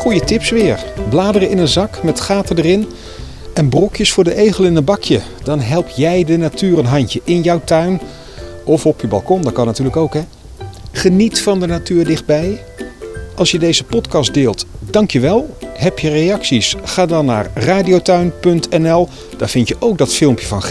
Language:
Dutch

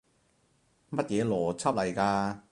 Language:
Cantonese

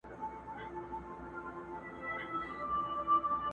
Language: Pashto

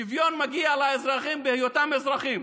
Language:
Hebrew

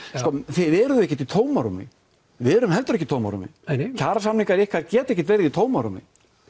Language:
Icelandic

